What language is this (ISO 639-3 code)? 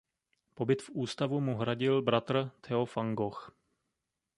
ces